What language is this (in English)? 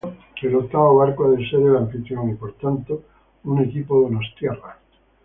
Spanish